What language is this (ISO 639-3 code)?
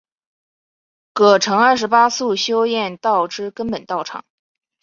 zho